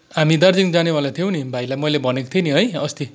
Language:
Nepali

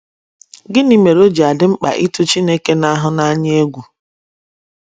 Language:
Igbo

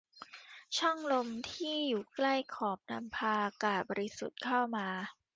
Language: Thai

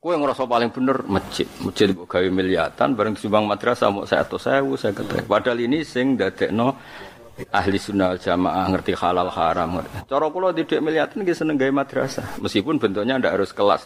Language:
Indonesian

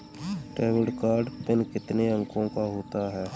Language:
Hindi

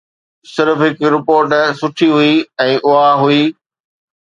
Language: Sindhi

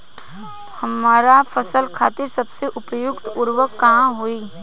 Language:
Bhojpuri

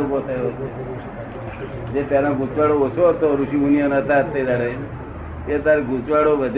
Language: Gujarati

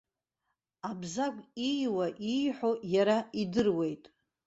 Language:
Abkhazian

